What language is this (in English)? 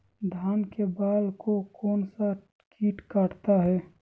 Magahi